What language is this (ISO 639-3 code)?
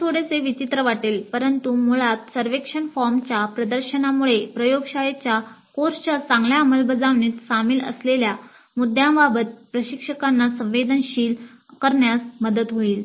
mar